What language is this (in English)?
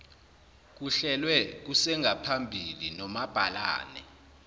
Zulu